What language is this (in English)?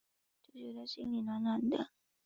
Chinese